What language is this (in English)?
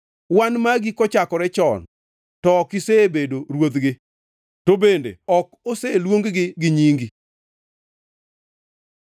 Luo (Kenya and Tanzania)